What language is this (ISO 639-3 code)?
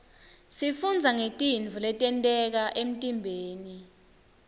ssw